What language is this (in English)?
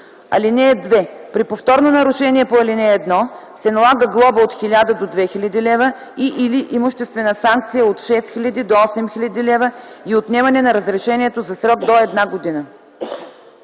Bulgarian